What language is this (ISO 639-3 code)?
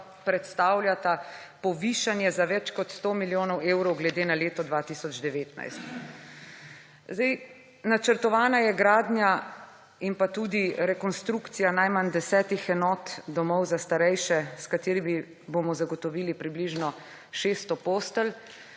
slv